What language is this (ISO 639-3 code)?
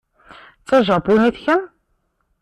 kab